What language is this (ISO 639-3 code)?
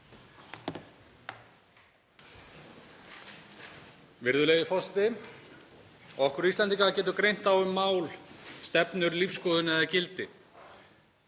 isl